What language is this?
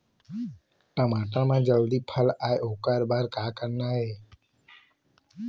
Chhattisgarhi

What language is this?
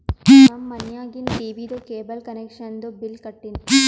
Kannada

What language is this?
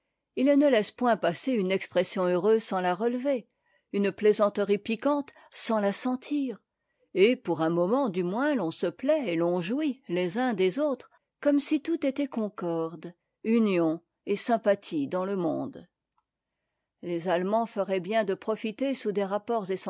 French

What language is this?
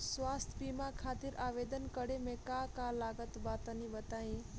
Bhojpuri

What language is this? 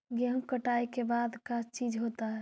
Magahi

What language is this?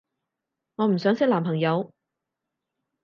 Cantonese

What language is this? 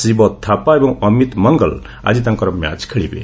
Odia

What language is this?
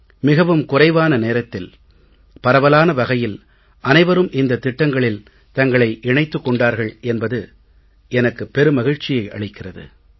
Tamil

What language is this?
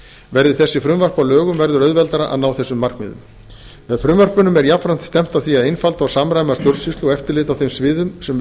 Icelandic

